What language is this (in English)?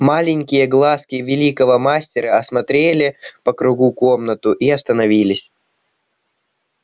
Russian